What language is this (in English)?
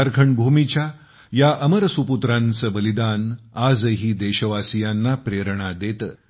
Marathi